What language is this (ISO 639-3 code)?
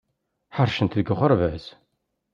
kab